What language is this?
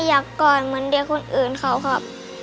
Thai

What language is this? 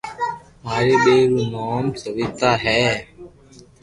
Loarki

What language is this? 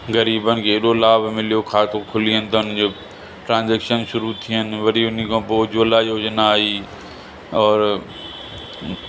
Sindhi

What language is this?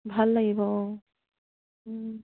Assamese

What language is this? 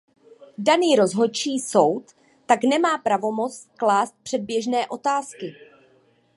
Czech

